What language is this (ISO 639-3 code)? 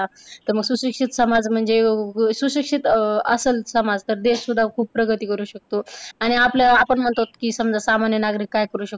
mar